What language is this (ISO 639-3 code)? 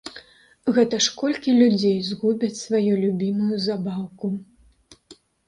bel